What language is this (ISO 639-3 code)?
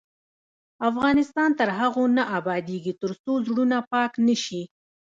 pus